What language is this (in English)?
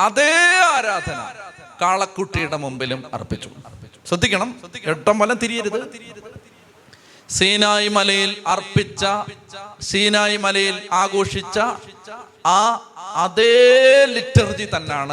Malayalam